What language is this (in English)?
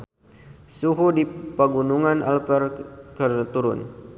Sundanese